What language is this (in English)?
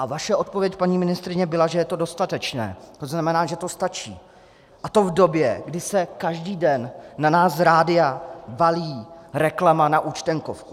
Czech